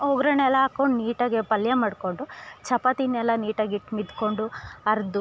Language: Kannada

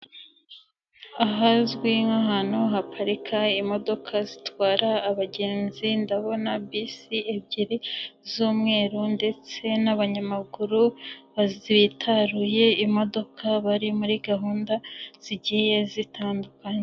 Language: Kinyarwanda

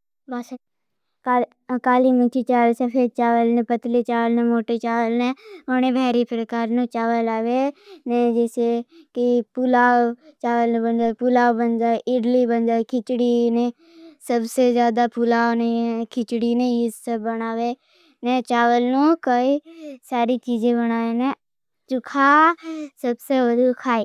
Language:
Bhili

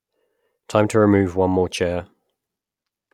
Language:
English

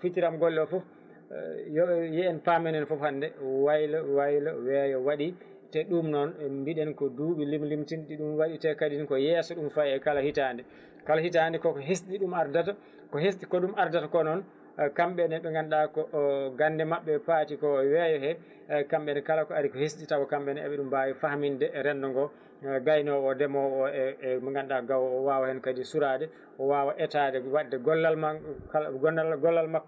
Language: Fula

